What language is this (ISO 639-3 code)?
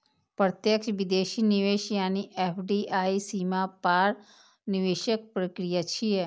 mai